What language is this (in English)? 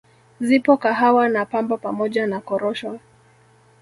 Swahili